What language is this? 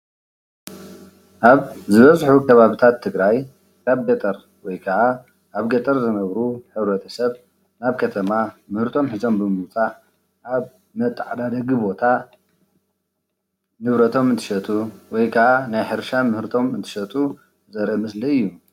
Tigrinya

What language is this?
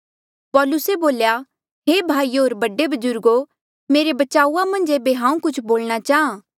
Mandeali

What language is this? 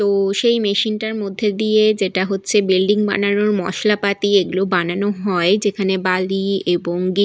Bangla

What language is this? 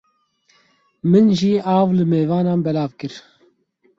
Kurdish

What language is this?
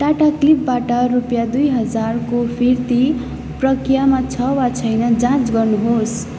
Nepali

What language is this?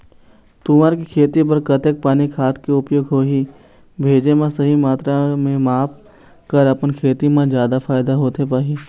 Chhattisgarhi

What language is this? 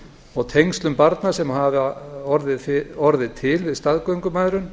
Icelandic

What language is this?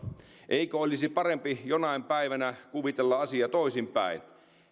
Finnish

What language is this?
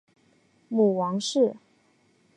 Chinese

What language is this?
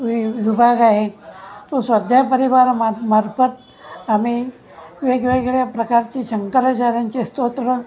Marathi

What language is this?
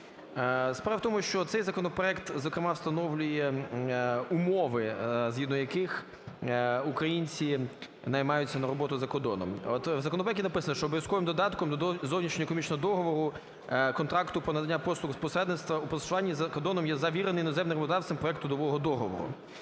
Ukrainian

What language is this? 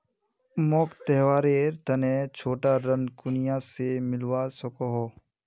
Magahi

